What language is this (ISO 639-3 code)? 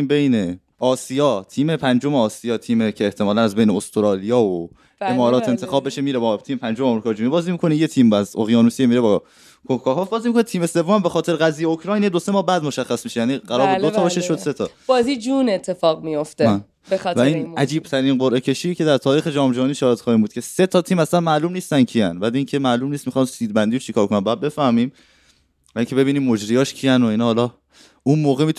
fas